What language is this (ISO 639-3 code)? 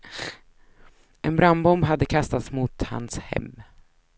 swe